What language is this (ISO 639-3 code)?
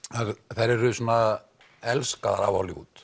isl